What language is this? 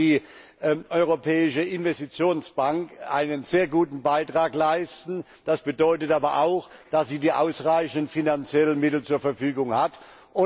German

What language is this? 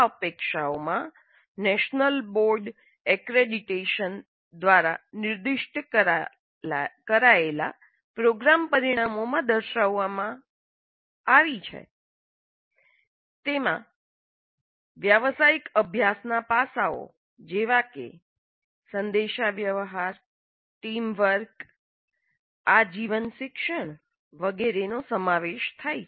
Gujarati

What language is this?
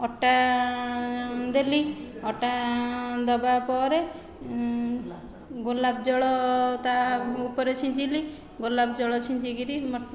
Odia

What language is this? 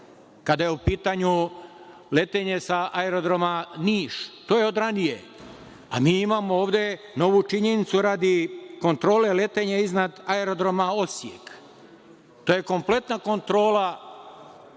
Serbian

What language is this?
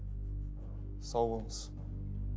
Kazakh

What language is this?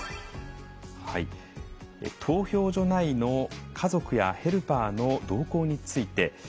Japanese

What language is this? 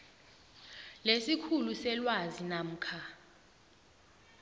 South Ndebele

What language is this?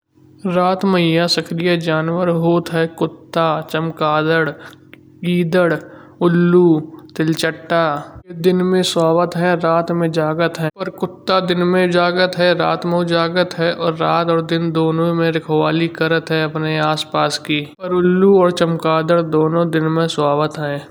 Kanauji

